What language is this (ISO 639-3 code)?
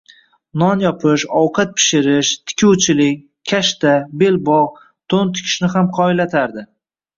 uzb